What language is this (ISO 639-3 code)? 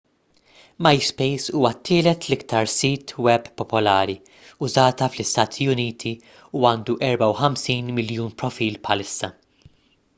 mlt